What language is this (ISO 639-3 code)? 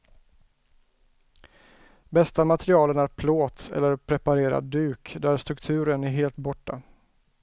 swe